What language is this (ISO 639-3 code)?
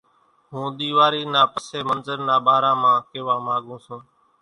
gjk